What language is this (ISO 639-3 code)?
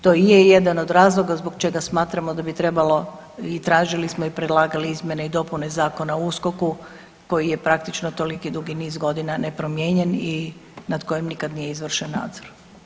hrv